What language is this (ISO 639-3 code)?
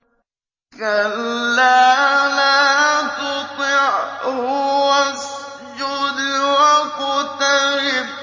ara